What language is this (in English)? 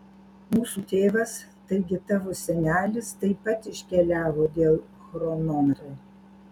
Lithuanian